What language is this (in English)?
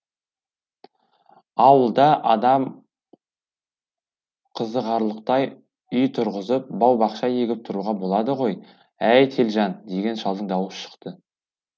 Kazakh